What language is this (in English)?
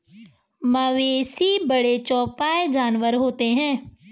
Hindi